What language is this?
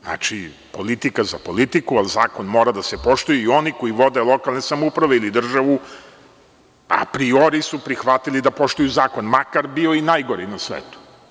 Serbian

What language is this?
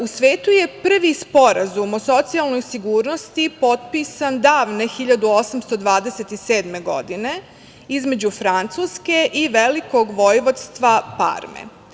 Serbian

